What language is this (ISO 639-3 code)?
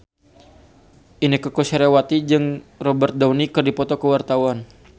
sun